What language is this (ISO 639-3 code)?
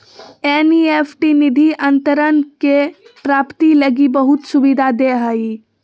mag